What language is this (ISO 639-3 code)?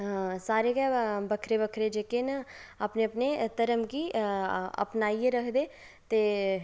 doi